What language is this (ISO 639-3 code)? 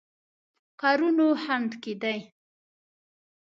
pus